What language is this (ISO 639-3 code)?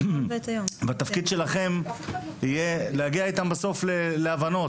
heb